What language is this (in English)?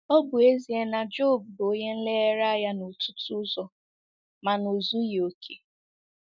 Igbo